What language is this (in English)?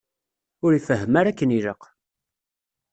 Kabyle